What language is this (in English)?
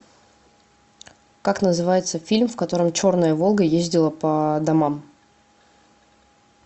Russian